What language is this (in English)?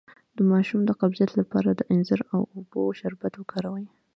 Pashto